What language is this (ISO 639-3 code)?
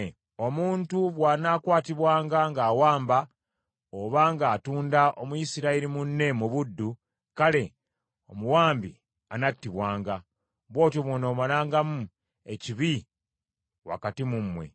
lug